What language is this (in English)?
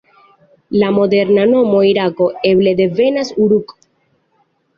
Esperanto